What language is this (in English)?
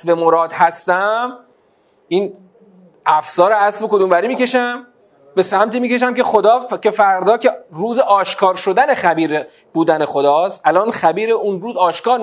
Persian